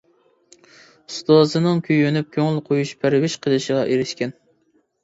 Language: Uyghur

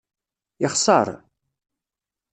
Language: Kabyle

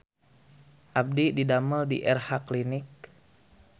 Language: Sundanese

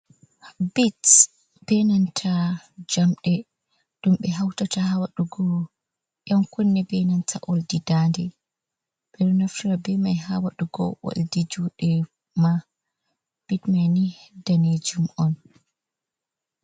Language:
Fula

